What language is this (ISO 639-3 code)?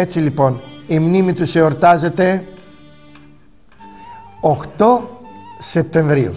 ell